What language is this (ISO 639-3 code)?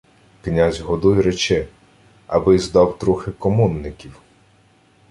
ukr